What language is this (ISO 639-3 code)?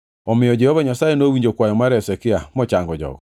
luo